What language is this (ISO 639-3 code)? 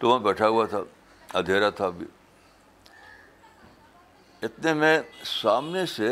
urd